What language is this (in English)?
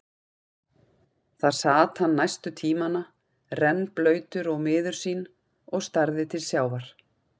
Icelandic